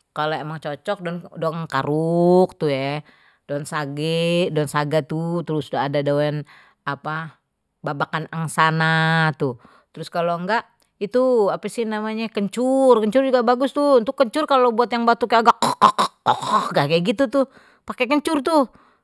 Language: Betawi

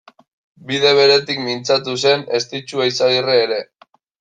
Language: Basque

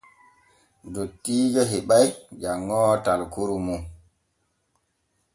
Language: Borgu Fulfulde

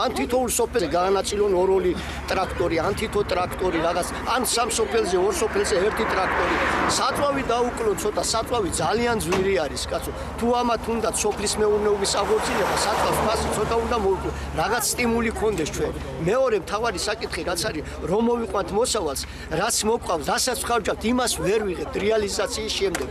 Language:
Romanian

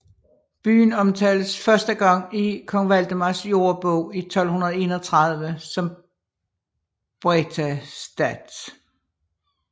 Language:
Danish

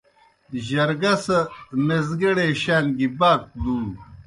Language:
Kohistani Shina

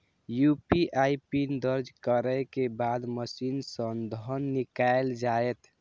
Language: Maithili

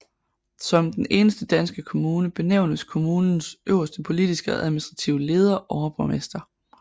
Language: Danish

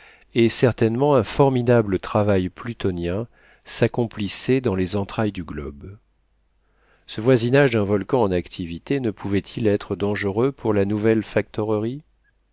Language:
French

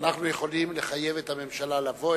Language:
Hebrew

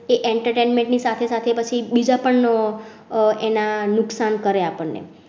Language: Gujarati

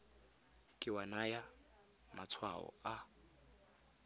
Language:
Tswana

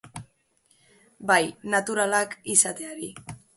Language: Basque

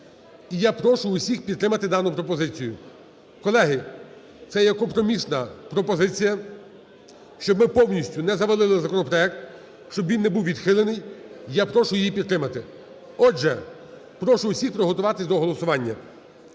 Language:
Ukrainian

